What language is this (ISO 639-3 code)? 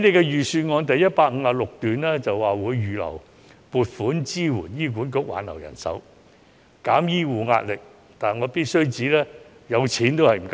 yue